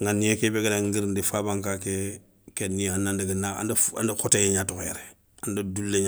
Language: Soninke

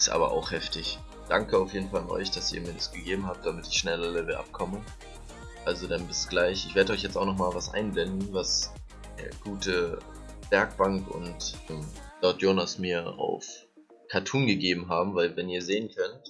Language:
German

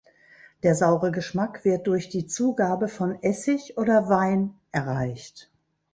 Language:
German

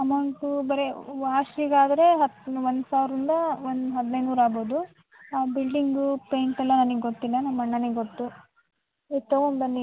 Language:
Kannada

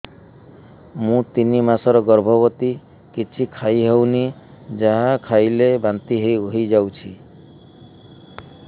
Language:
Odia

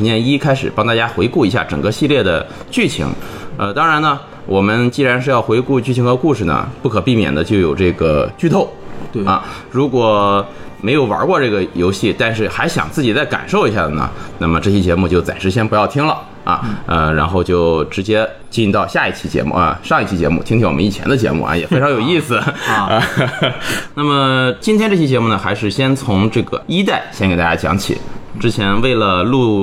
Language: Chinese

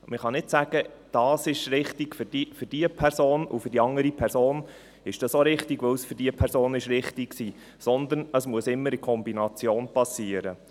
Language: Swiss German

